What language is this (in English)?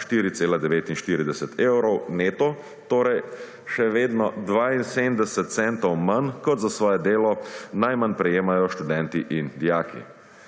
Slovenian